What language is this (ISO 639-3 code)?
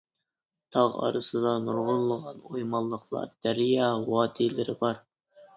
uig